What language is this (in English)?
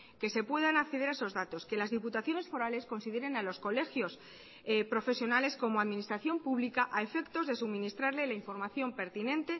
Spanish